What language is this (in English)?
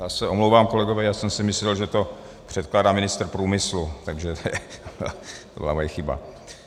Czech